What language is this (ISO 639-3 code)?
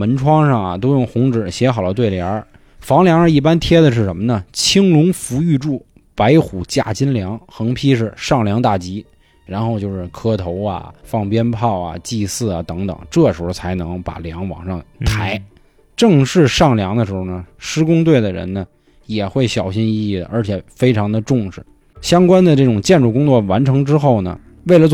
zho